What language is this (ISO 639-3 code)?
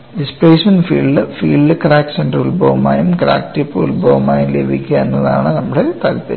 mal